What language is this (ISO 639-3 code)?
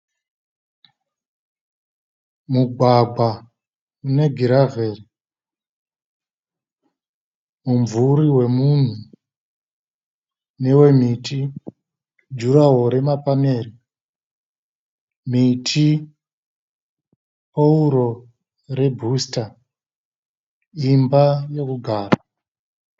sna